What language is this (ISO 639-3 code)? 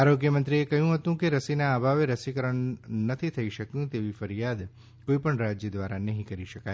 guj